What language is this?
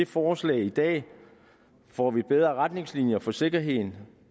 Danish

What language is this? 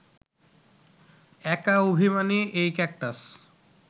Bangla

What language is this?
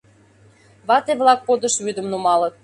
Mari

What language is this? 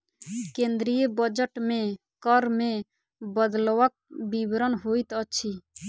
Maithili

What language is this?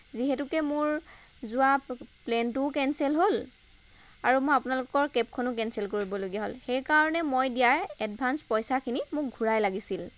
Assamese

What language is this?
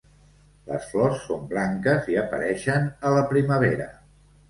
Catalan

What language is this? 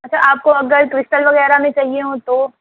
Urdu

